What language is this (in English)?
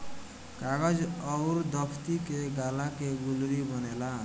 Bhojpuri